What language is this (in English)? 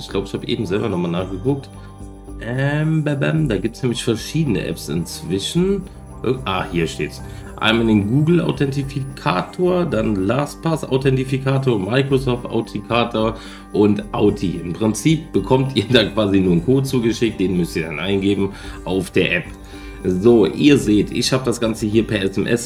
German